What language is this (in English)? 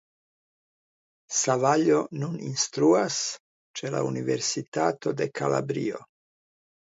Esperanto